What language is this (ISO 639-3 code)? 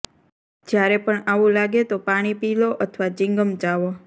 guj